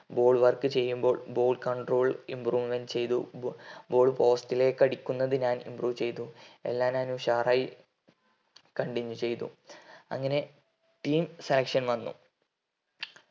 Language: Malayalam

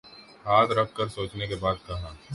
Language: Urdu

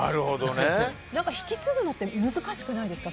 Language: Japanese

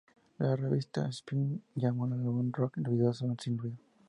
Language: Spanish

